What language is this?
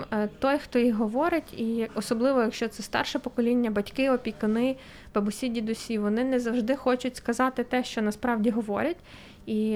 Ukrainian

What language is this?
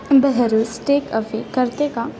Marathi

